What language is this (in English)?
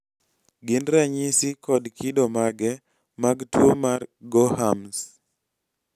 Luo (Kenya and Tanzania)